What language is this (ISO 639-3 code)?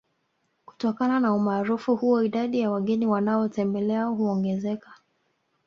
swa